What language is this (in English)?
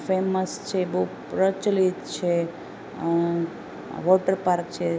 Gujarati